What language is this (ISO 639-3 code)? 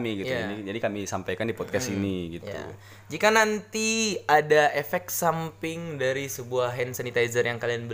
ind